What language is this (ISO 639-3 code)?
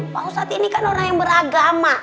ind